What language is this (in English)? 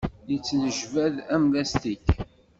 Kabyle